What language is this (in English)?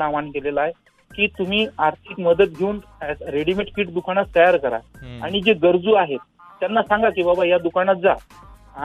Hindi